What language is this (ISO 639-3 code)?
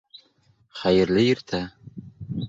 bak